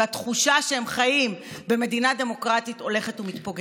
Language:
Hebrew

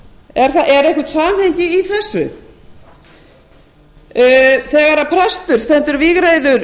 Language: Icelandic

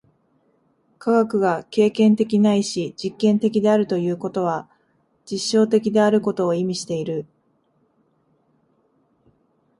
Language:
Japanese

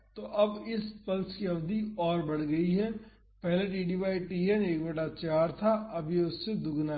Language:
Hindi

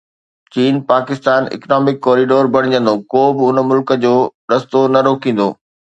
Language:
Sindhi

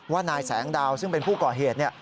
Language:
Thai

